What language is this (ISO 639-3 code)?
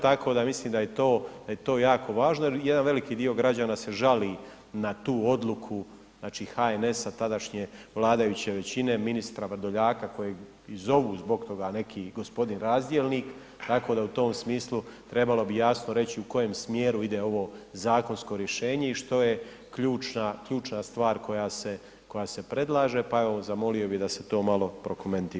hrv